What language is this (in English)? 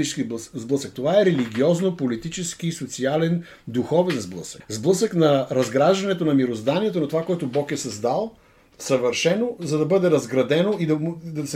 Bulgarian